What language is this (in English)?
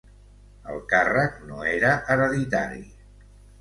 Catalan